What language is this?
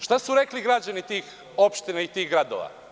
Serbian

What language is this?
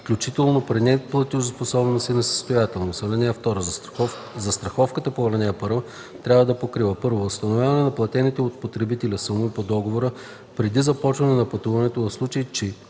Bulgarian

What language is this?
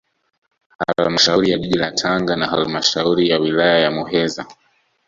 Swahili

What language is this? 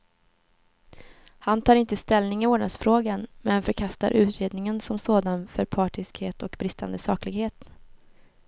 Swedish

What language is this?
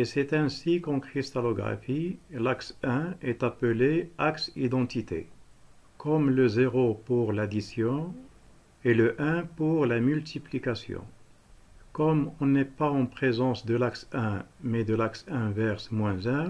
French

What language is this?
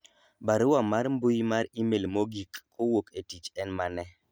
Luo (Kenya and Tanzania)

